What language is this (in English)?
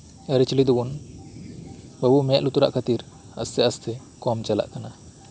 Santali